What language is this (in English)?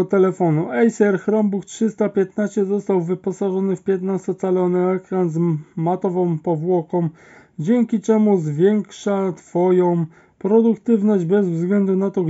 Polish